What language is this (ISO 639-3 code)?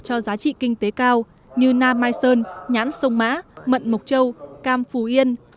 vie